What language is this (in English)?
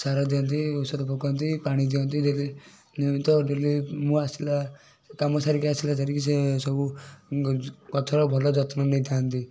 Odia